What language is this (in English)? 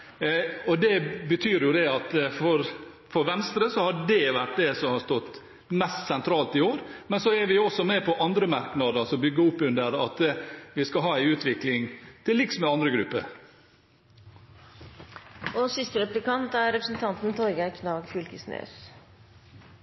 Norwegian